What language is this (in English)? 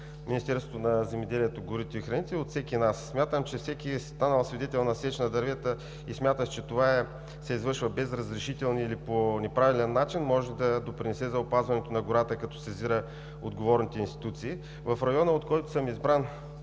Bulgarian